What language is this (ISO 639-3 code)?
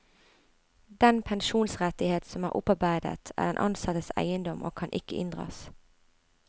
nor